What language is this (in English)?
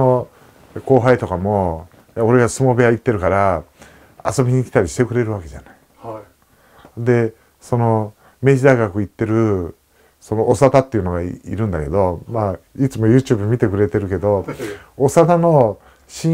Japanese